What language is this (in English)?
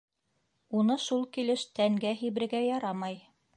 Bashkir